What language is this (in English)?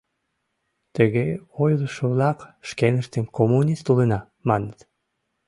Mari